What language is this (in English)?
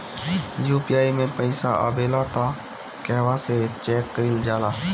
Bhojpuri